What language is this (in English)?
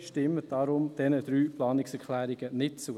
Swiss German